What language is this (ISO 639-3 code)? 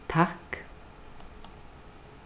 fao